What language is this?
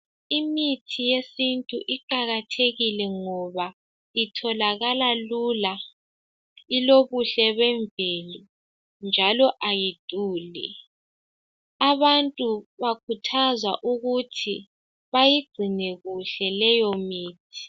North Ndebele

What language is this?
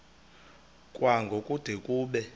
Xhosa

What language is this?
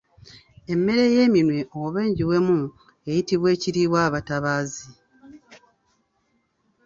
Ganda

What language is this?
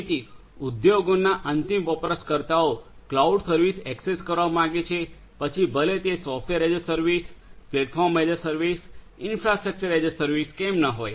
Gujarati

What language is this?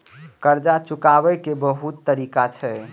Maithili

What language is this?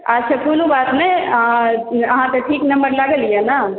Maithili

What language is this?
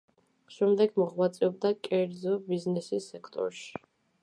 Georgian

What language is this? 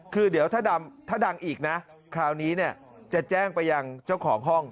Thai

